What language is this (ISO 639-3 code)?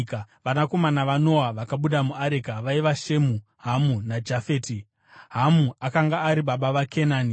sna